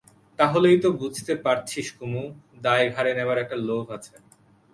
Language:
Bangla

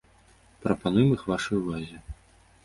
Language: Belarusian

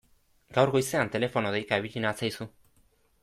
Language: Basque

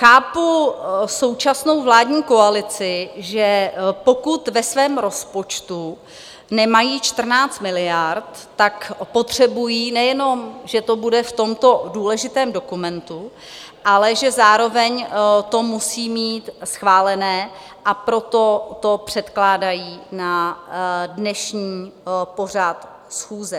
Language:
Czech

